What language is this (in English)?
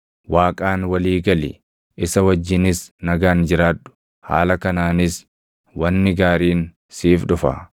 Oromo